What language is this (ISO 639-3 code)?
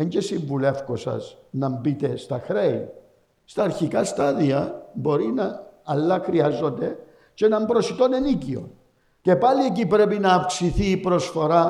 ell